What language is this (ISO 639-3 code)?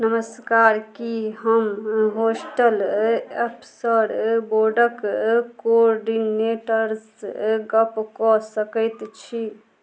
mai